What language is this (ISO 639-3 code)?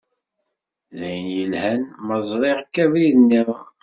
kab